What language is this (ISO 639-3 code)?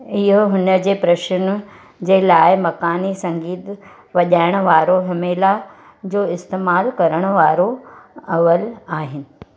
snd